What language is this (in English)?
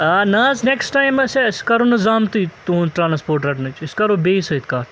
Kashmiri